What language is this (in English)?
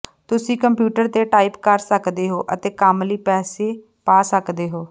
Punjabi